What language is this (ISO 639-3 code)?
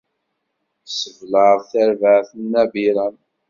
kab